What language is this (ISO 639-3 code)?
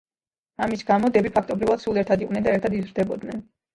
kat